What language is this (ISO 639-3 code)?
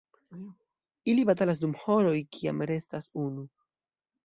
epo